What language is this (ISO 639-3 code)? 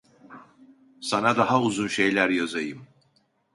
tur